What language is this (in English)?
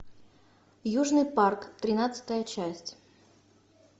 Russian